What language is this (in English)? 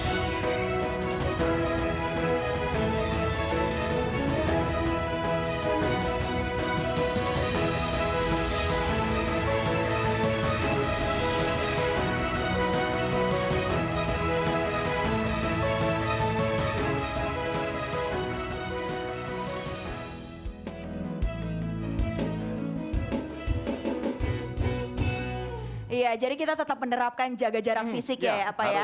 Indonesian